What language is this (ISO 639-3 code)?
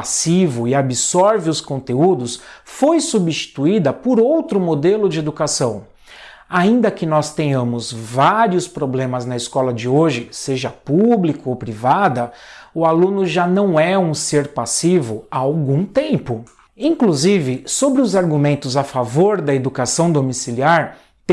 por